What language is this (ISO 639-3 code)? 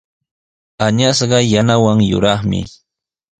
qws